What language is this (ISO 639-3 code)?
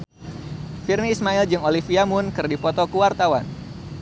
sun